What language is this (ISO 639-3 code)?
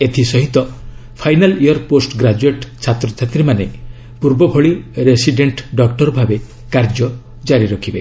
ori